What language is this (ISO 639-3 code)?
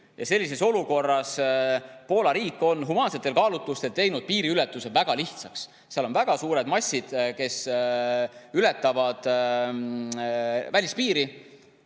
est